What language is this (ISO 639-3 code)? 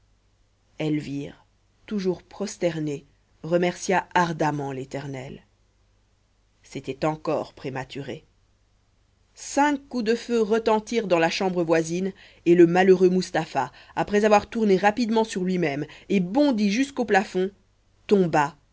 fra